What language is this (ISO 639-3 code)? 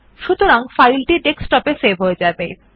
ben